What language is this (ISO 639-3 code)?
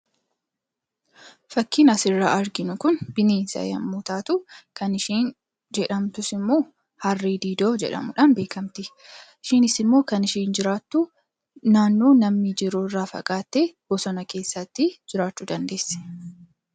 orm